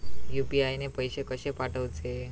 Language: Marathi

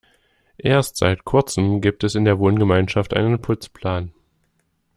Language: German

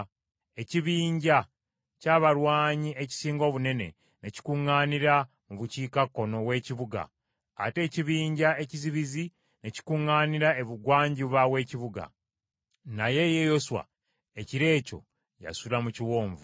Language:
Ganda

